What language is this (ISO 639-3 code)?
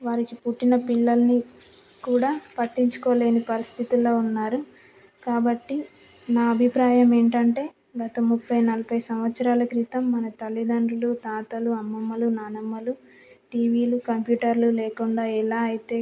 tel